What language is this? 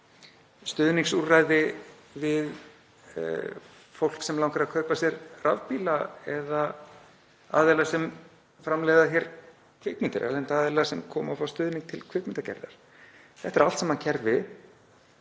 Icelandic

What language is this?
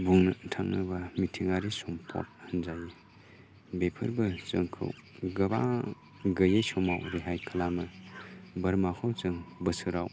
Bodo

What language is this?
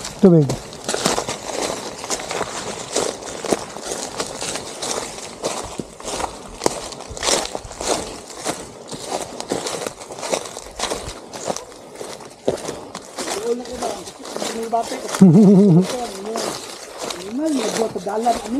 Filipino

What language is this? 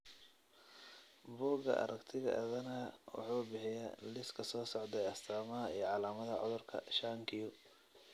Somali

